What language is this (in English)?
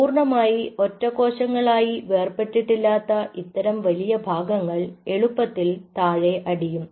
Malayalam